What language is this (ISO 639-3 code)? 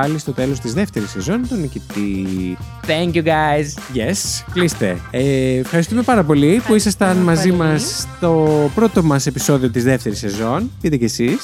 ell